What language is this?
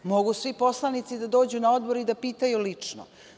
Serbian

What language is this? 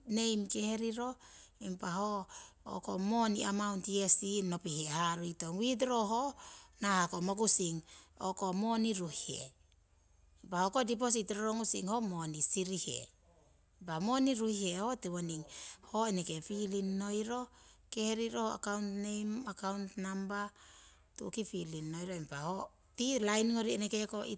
Siwai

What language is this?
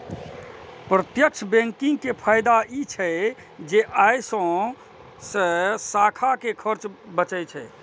Maithili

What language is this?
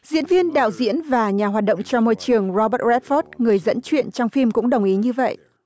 Vietnamese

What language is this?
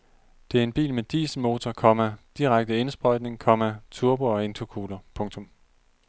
Danish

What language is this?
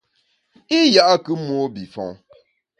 Bamun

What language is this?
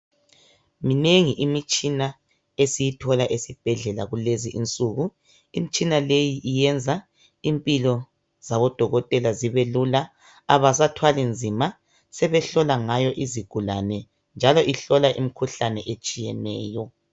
North Ndebele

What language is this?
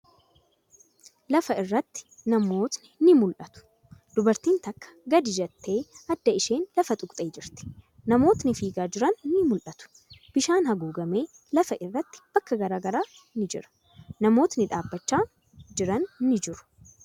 Oromo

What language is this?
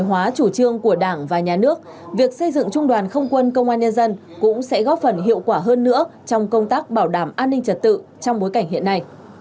Vietnamese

